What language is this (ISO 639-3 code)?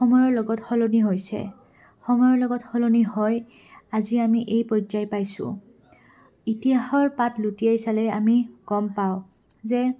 asm